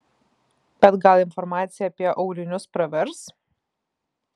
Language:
Lithuanian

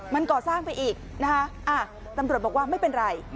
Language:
Thai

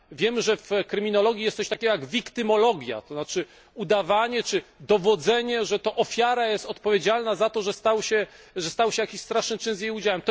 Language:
Polish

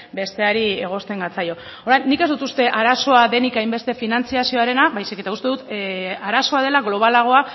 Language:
Basque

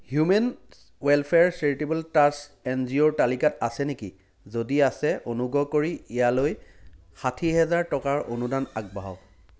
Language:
Assamese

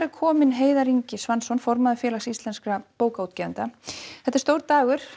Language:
Icelandic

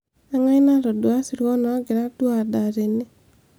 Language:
Masai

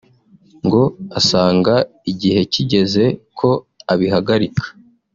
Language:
Kinyarwanda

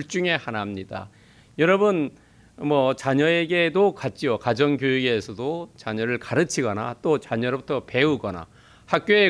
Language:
Korean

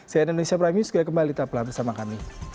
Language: Indonesian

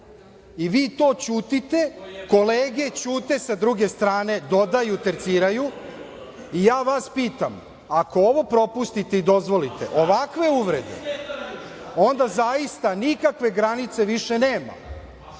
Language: Serbian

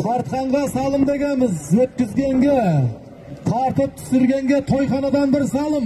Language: Turkish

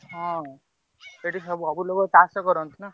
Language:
Odia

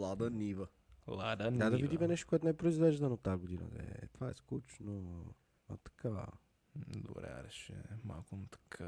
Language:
Bulgarian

